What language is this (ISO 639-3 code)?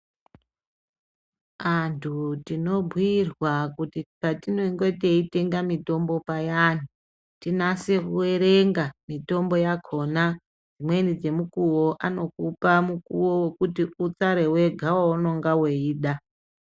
ndc